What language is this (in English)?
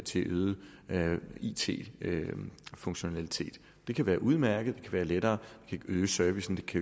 Danish